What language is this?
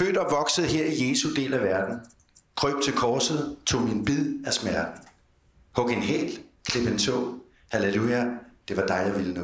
Danish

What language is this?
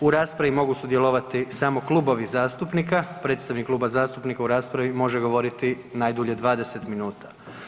Croatian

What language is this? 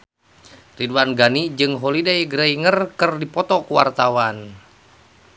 Sundanese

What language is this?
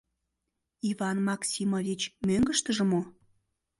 Mari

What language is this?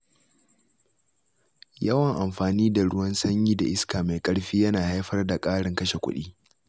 Hausa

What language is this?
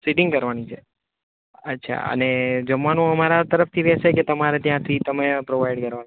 Gujarati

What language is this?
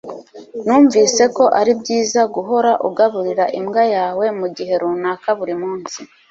Kinyarwanda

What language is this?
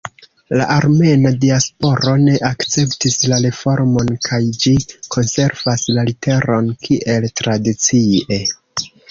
Esperanto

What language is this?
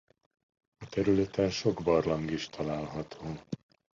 Hungarian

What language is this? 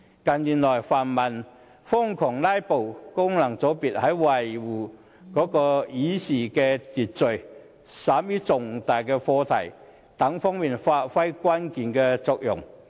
Cantonese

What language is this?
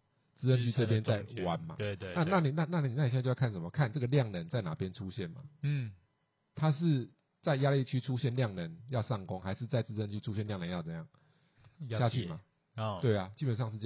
Chinese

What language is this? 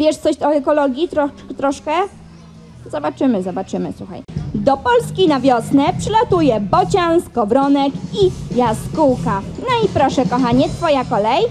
Polish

